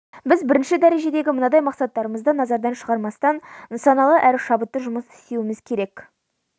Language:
Kazakh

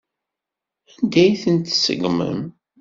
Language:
Kabyle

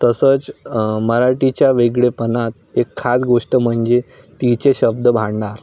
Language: Marathi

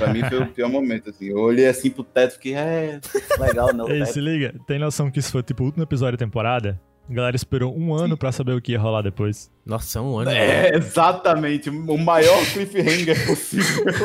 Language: Portuguese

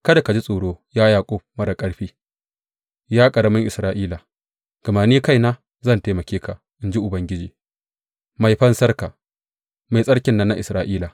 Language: Hausa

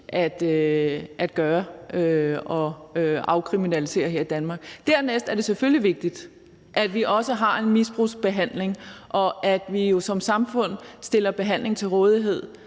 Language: Danish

